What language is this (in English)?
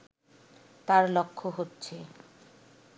Bangla